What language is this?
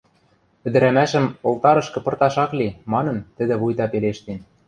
Western Mari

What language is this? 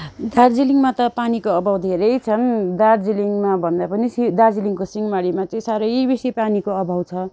Nepali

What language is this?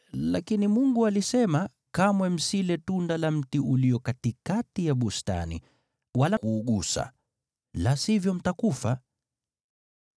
Swahili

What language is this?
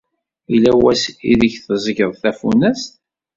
Kabyle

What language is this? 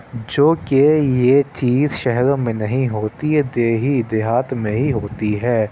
Urdu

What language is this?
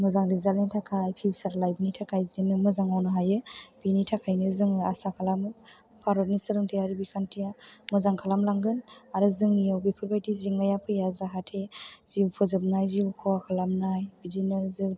Bodo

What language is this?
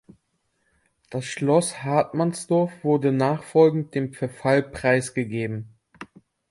German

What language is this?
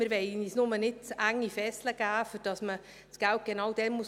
Swiss German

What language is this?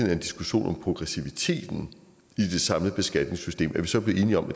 Danish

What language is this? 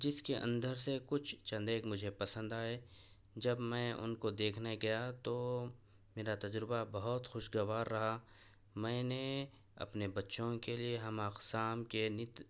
Urdu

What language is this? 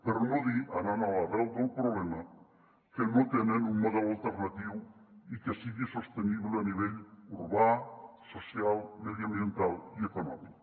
Catalan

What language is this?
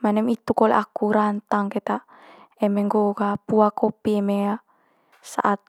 Manggarai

